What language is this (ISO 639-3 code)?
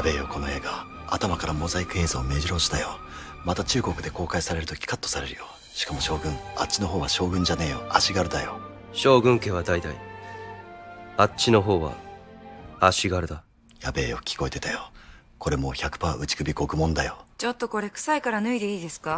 jpn